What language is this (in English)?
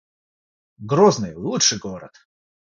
Russian